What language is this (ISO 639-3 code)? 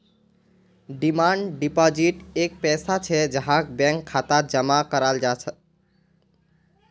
mag